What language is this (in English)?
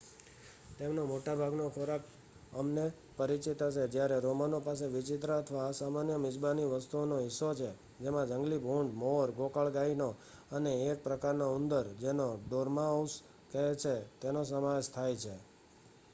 Gujarati